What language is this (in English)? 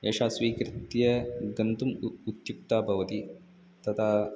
Sanskrit